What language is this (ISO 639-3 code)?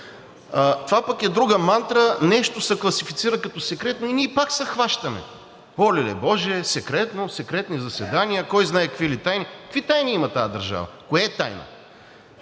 bul